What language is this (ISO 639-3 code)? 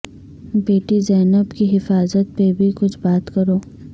urd